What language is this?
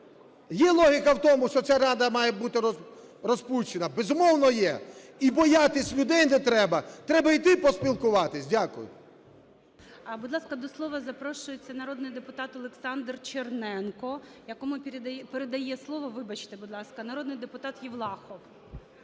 Ukrainian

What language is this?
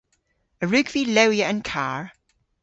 Cornish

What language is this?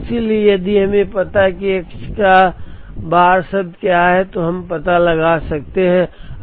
Hindi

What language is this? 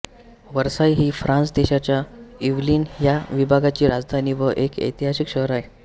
Marathi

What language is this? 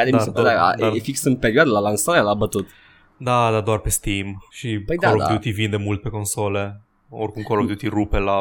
Romanian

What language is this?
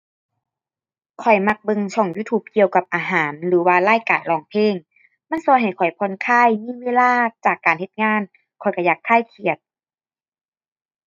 Thai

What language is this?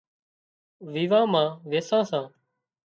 Wadiyara Koli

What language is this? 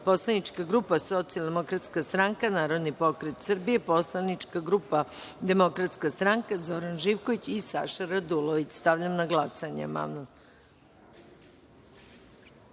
Serbian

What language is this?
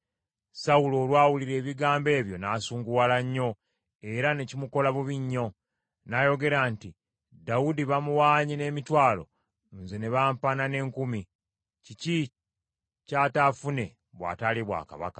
Ganda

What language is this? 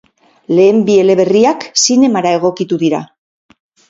Basque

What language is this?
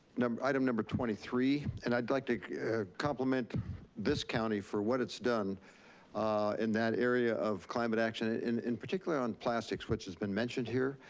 English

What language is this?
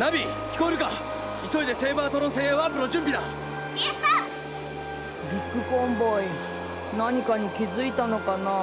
Japanese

